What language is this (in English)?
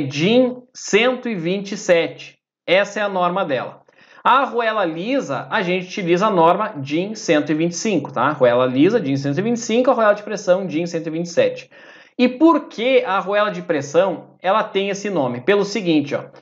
Portuguese